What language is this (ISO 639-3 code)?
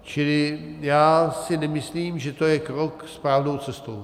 ces